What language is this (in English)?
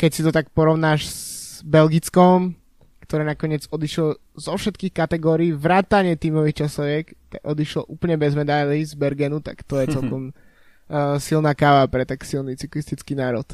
Slovak